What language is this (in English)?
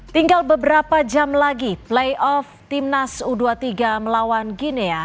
Indonesian